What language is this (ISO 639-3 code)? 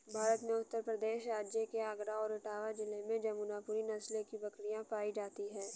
hin